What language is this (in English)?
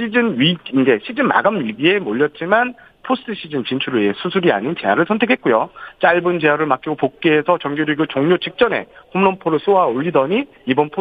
Korean